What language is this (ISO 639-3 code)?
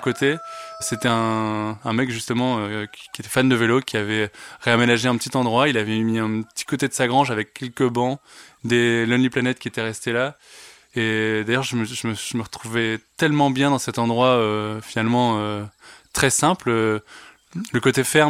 fra